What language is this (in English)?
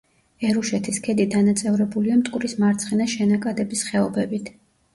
Georgian